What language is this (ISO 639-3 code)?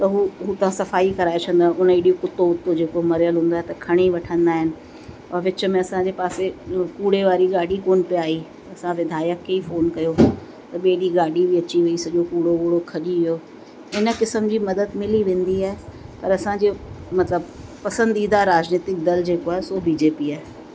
snd